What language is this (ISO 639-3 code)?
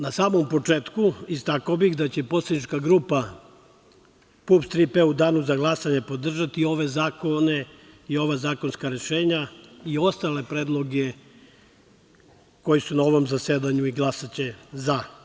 srp